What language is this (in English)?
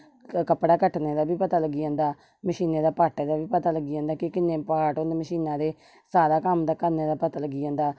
Dogri